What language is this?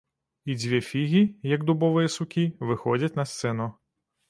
Belarusian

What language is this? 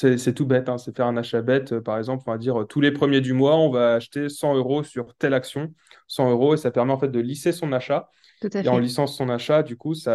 French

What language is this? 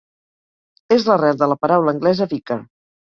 Catalan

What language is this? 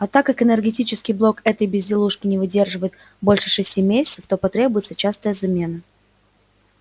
Russian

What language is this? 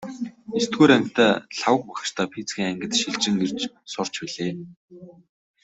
Mongolian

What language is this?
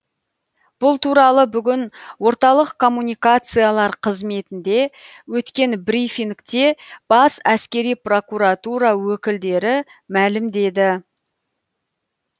Kazakh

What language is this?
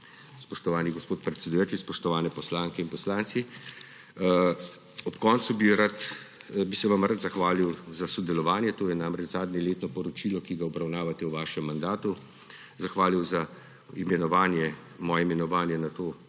Slovenian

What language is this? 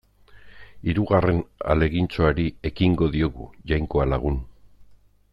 Basque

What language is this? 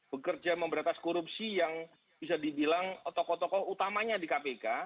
Indonesian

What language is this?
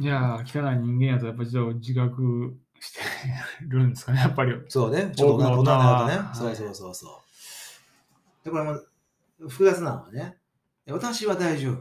Japanese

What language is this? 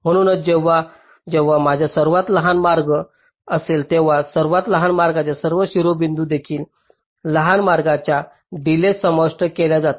Marathi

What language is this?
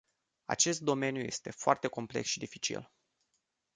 Romanian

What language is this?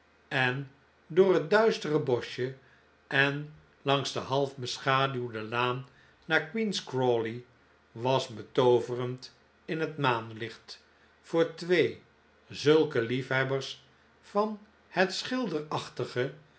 Dutch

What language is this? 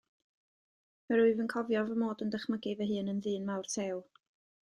Welsh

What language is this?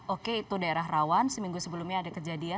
Indonesian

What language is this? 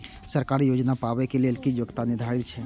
Maithili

